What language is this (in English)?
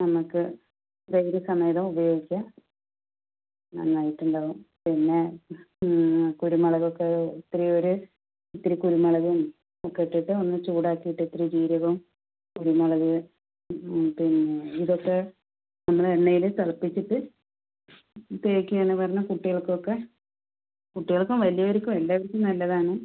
Malayalam